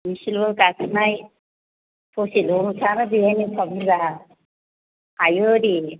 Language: Bodo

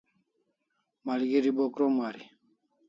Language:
Kalasha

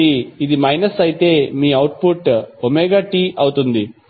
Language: Telugu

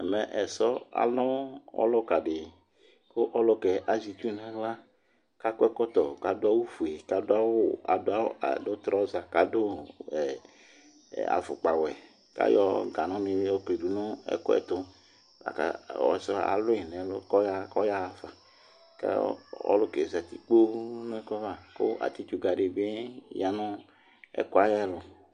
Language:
Ikposo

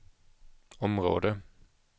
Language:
Swedish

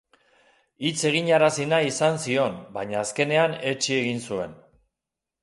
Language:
Basque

